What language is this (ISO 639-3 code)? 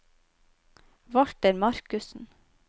nor